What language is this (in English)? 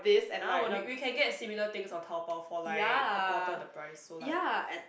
English